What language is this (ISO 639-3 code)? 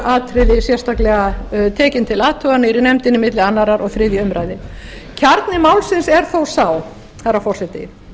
isl